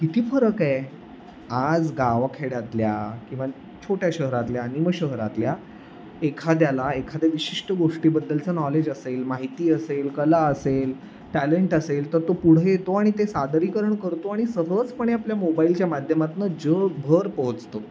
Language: Marathi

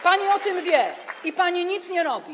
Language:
Polish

